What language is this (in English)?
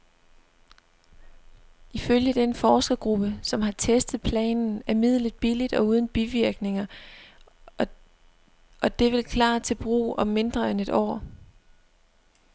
Danish